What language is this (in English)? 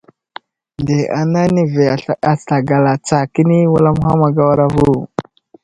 Wuzlam